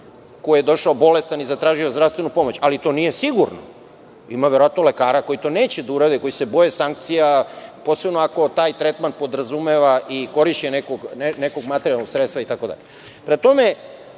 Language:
Serbian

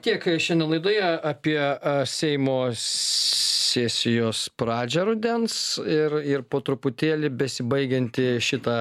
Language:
Lithuanian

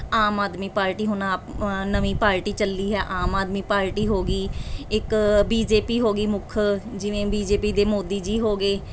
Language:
Punjabi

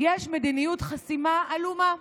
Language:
Hebrew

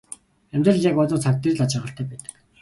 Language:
Mongolian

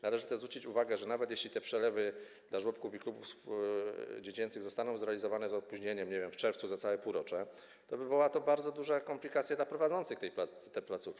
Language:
Polish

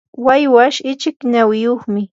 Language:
Yanahuanca Pasco Quechua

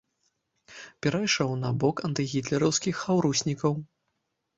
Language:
Belarusian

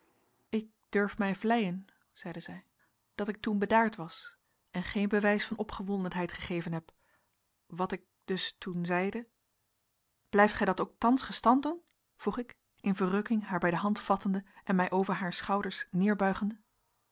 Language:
Dutch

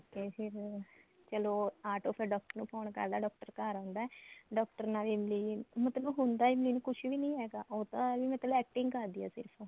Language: Punjabi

